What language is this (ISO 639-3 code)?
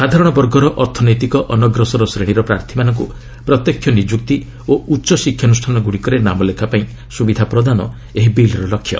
ori